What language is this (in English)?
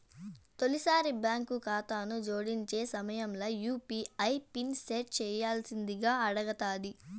Telugu